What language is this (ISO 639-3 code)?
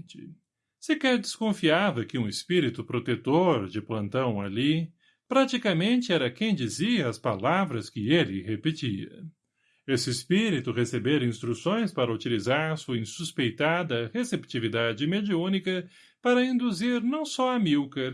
por